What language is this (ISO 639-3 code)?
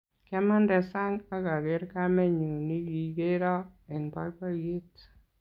kln